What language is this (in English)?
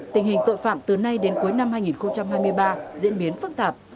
Vietnamese